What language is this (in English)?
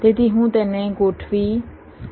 Gujarati